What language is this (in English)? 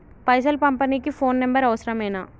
Telugu